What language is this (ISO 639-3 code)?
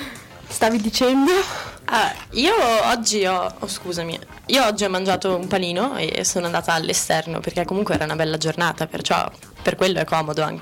ita